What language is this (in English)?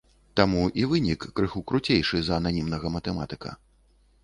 Belarusian